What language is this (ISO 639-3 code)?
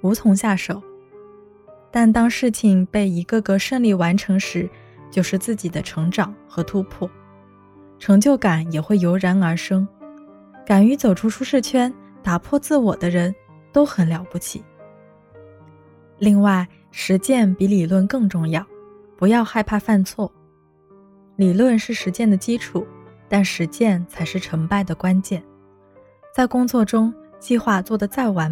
zho